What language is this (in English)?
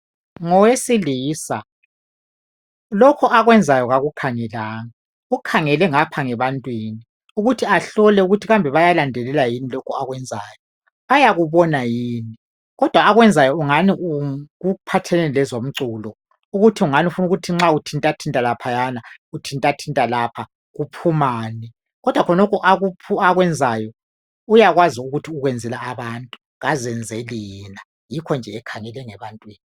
North Ndebele